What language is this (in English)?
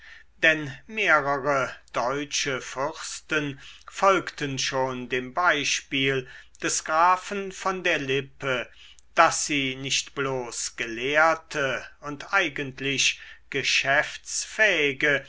German